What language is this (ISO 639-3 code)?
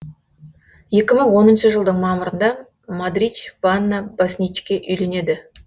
kaz